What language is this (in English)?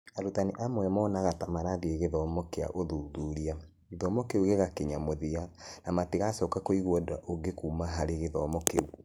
Kikuyu